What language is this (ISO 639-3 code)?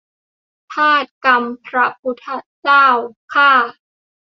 tha